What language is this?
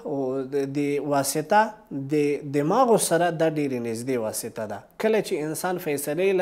Persian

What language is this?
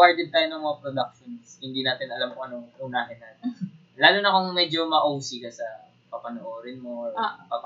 Filipino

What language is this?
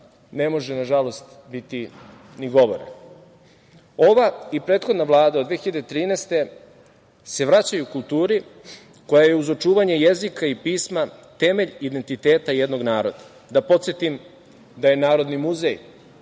Serbian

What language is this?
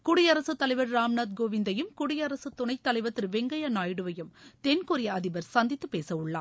Tamil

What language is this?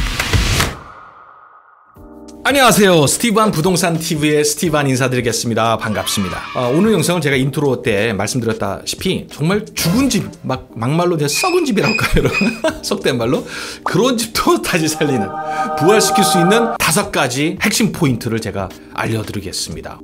Korean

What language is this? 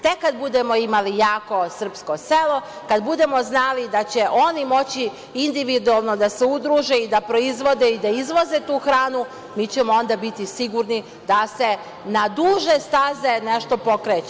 Serbian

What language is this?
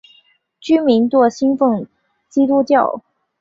Chinese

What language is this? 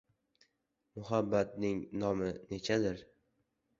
Uzbek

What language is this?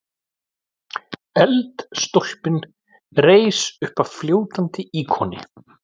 Icelandic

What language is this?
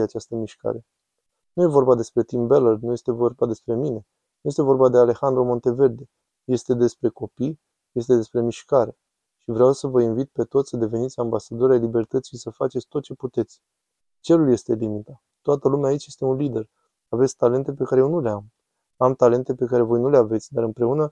Romanian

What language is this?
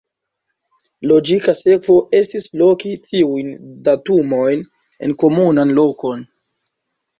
Esperanto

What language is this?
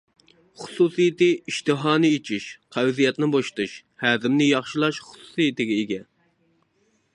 Uyghur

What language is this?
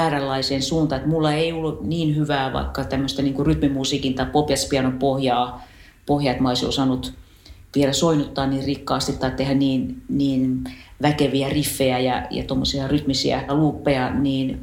Finnish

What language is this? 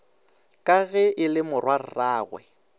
Northern Sotho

